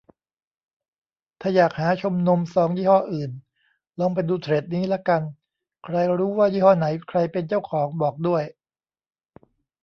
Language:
Thai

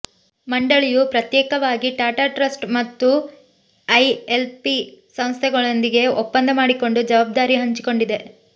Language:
Kannada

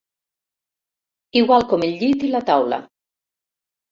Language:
Catalan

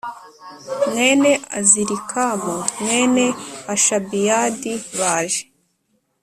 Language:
Kinyarwanda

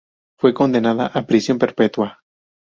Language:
Spanish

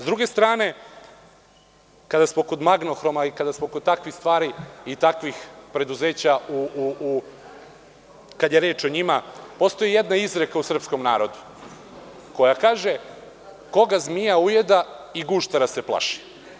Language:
Serbian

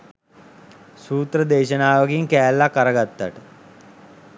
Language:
Sinhala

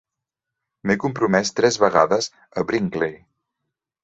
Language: Catalan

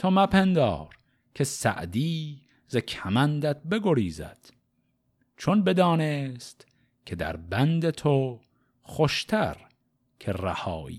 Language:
Persian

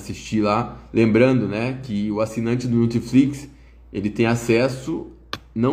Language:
Portuguese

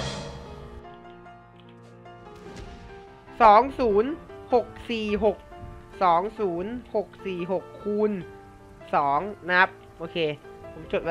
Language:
Thai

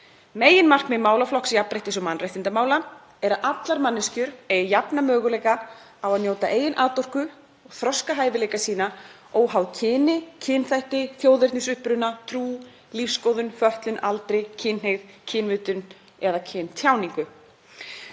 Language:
Icelandic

